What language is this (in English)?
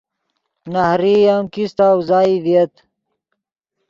Yidgha